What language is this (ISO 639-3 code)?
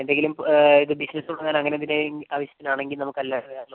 mal